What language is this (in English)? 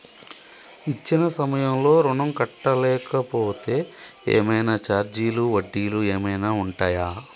Telugu